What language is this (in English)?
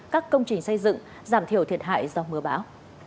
Vietnamese